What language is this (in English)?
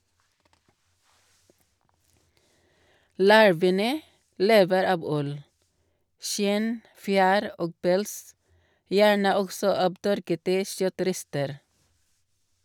Norwegian